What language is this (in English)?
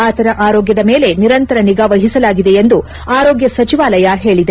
Kannada